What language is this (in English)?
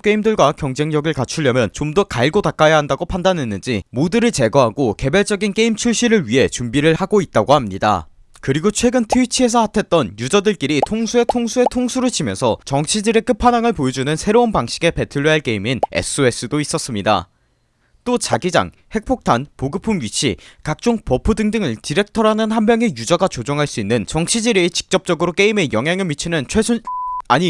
Korean